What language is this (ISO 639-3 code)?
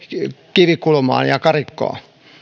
fin